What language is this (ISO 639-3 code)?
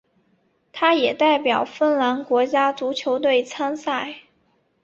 zho